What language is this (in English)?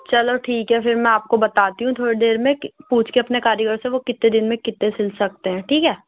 Urdu